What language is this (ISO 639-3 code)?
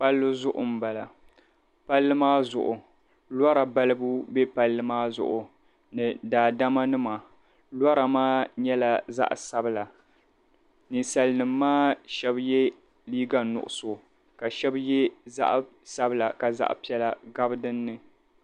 dag